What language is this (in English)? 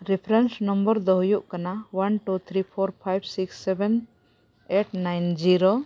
Santali